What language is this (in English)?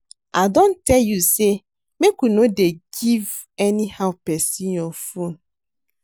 Nigerian Pidgin